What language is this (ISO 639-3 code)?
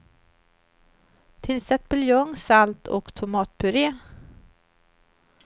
swe